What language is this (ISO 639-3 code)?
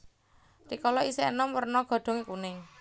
jav